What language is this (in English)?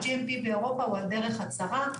Hebrew